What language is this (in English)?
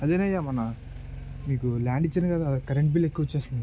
Telugu